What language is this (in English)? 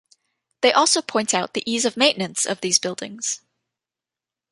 English